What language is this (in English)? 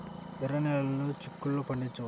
Telugu